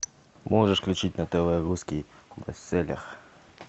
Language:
Russian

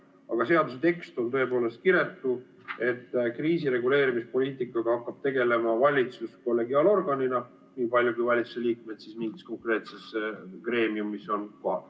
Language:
Estonian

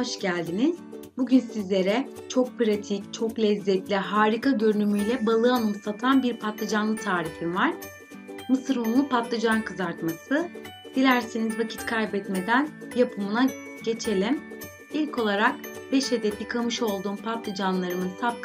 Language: Turkish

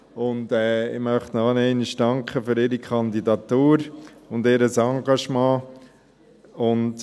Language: Swiss German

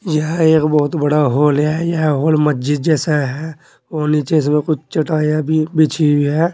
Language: Hindi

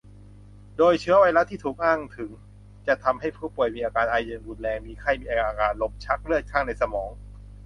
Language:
Thai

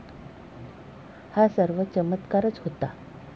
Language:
Marathi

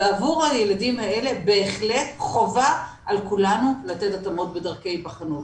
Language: Hebrew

